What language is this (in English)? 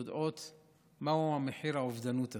Hebrew